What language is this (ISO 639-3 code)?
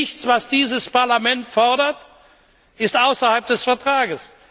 deu